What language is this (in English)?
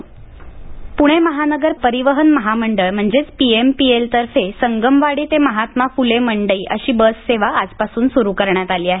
Marathi